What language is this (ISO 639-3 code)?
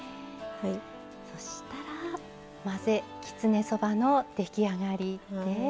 jpn